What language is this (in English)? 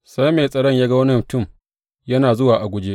Hausa